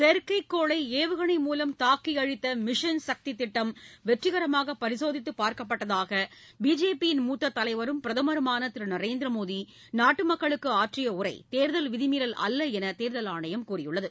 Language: Tamil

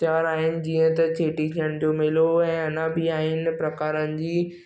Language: Sindhi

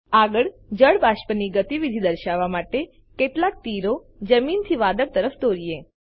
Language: Gujarati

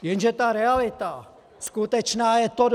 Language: Czech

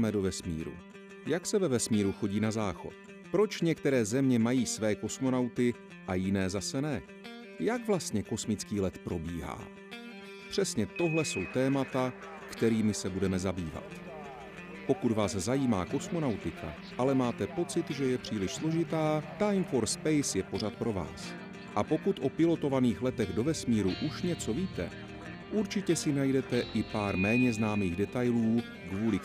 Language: Czech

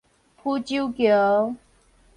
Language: Min Nan Chinese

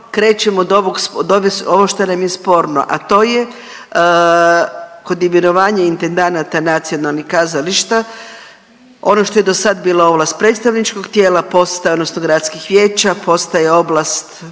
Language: Croatian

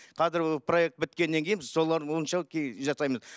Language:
Kazakh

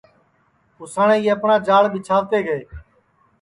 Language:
Sansi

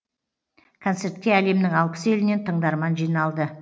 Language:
Kazakh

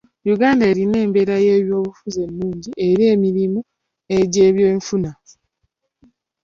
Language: Ganda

